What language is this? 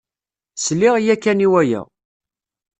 Kabyle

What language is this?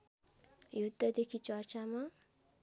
Nepali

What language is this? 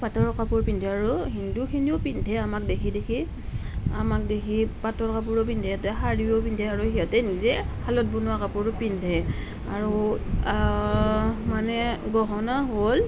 Assamese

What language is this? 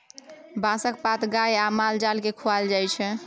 Maithili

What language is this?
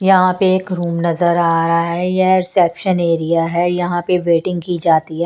Hindi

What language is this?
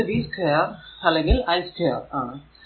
Malayalam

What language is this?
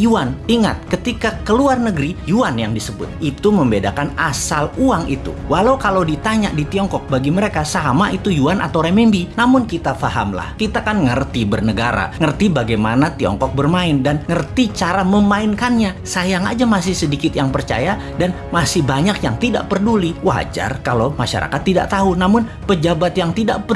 Indonesian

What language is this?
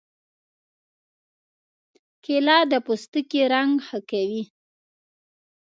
Pashto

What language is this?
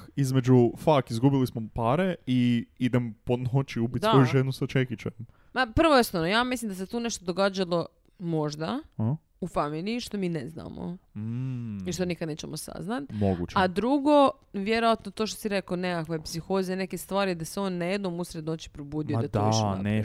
Croatian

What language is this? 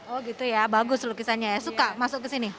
Indonesian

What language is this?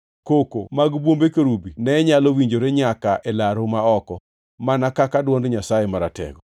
Luo (Kenya and Tanzania)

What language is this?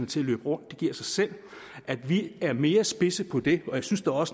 Danish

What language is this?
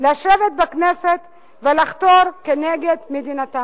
Hebrew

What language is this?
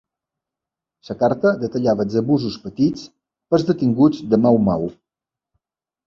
Catalan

